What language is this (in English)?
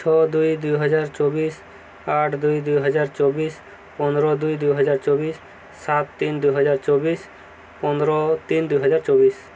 Odia